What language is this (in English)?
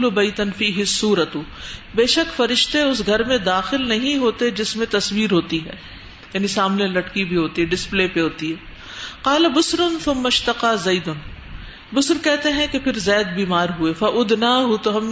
Urdu